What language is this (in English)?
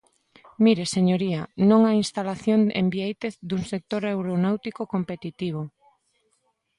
Galician